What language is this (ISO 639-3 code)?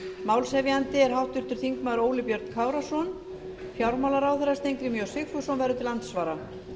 isl